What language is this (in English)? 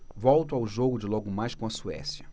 Portuguese